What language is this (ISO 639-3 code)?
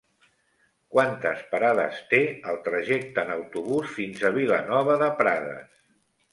cat